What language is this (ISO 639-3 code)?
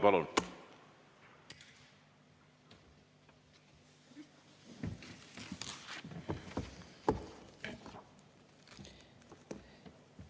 est